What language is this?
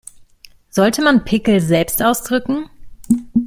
German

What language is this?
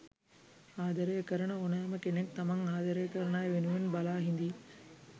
Sinhala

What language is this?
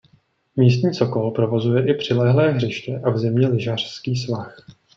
Czech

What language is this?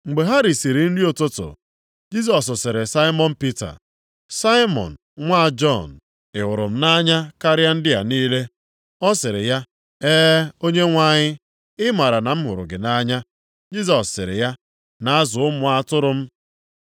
Igbo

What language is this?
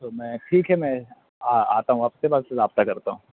Urdu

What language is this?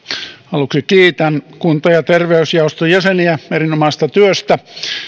Finnish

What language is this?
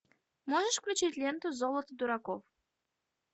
Russian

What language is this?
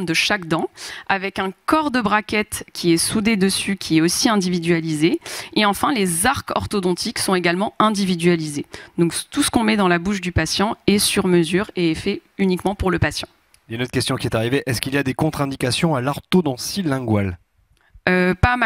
French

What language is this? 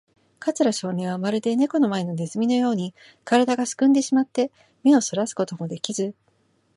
Japanese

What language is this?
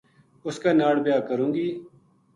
Gujari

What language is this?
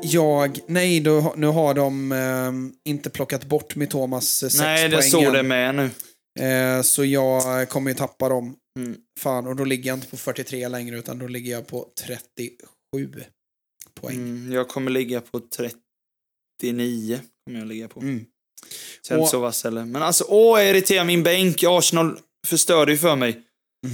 Swedish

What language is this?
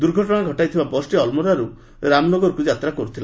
Odia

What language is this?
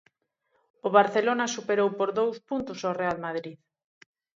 Galician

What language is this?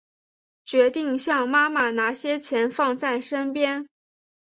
Chinese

